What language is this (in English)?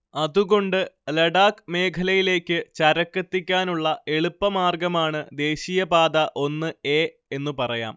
Malayalam